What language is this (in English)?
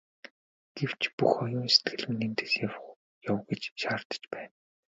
Mongolian